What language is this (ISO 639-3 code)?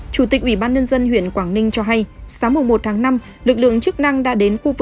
vie